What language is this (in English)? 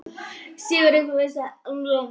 Icelandic